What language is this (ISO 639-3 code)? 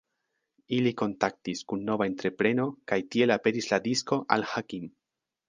epo